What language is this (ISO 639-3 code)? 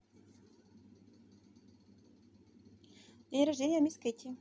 rus